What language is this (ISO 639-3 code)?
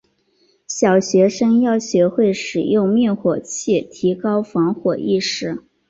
zho